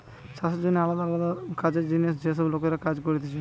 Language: Bangla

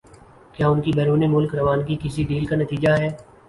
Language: Urdu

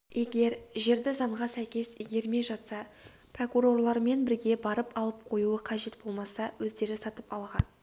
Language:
Kazakh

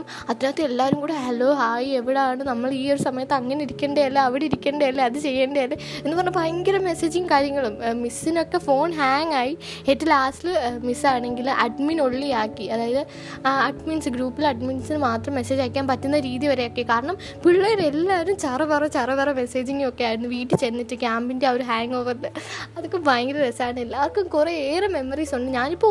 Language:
Malayalam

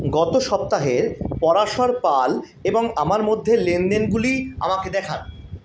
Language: Bangla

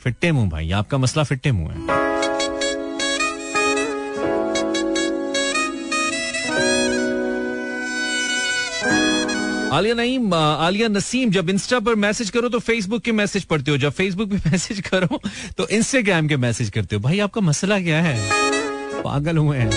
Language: Hindi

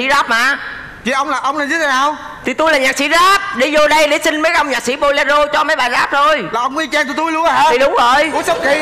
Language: Vietnamese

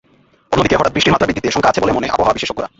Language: Bangla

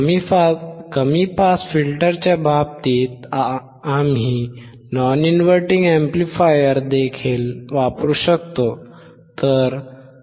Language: Marathi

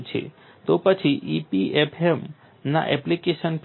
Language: Gujarati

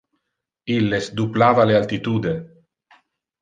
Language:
Interlingua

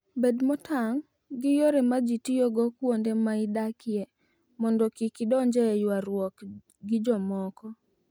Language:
Luo (Kenya and Tanzania)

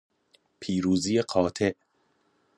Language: Persian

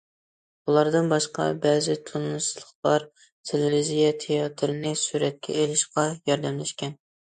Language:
Uyghur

